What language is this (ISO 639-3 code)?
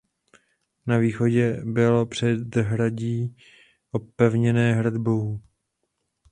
ces